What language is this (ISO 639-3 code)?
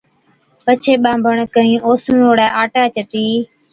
odk